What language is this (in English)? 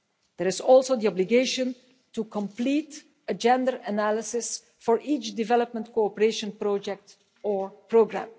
English